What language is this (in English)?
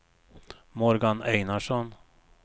Swedish